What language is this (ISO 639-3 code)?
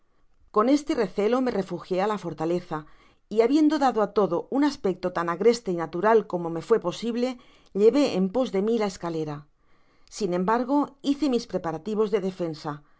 spa